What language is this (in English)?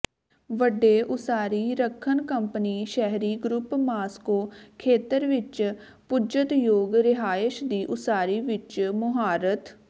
Punjabi